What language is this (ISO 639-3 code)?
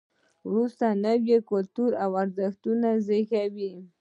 pus